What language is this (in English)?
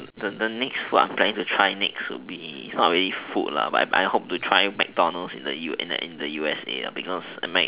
English